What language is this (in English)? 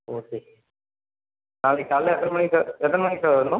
Tamil